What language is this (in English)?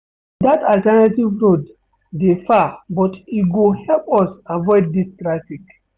Nigerian Pidgin